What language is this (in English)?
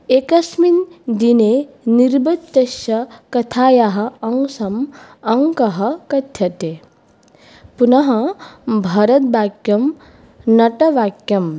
Sanskrit